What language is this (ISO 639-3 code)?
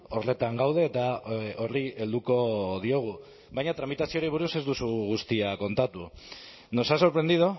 eus